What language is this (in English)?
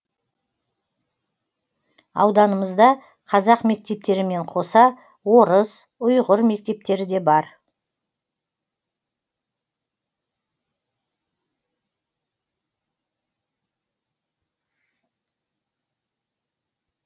Kazakh